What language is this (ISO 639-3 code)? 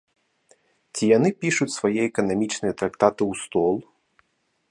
bel